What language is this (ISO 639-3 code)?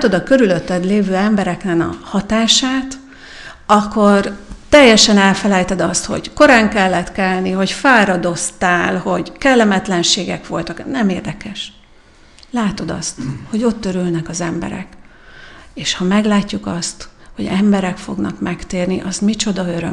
hun